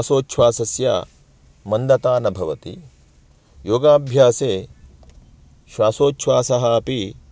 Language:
Sanskrit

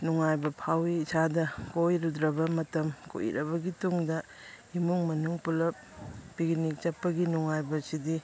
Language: Manipuri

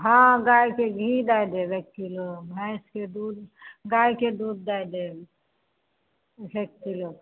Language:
Maithili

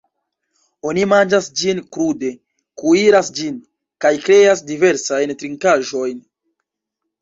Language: Esperanto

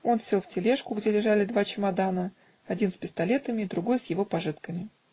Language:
Russian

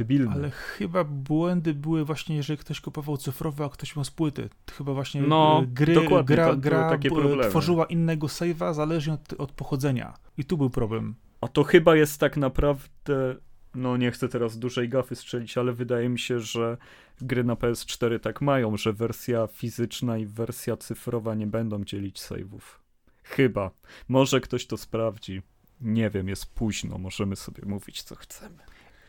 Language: Polish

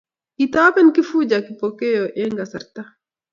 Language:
Kalenjin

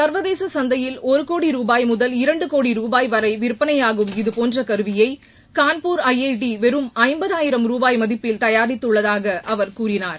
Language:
Tamil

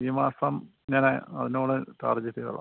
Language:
Malayalam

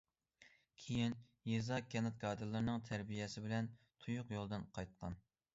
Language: Uyghur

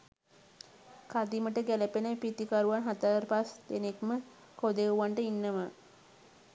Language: Sinhala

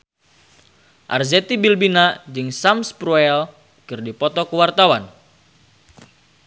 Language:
Sundanese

